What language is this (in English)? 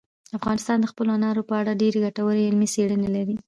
Pashto